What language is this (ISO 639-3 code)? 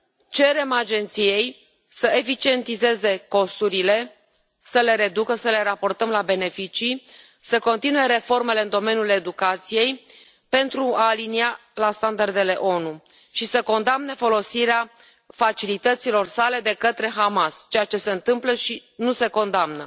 ron